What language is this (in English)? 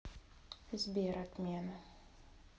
Russian